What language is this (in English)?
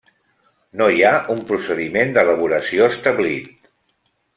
Catalan